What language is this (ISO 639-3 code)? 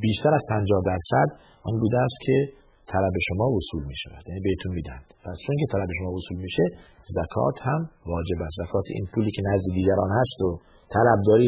fas